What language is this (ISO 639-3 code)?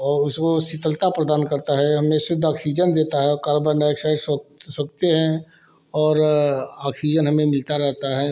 hin